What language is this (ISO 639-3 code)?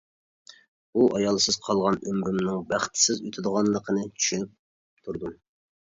uig